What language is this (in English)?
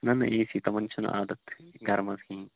Kashmiri